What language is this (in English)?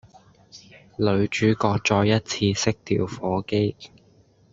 Cantonese